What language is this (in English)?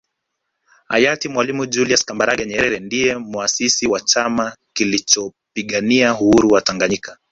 Swahili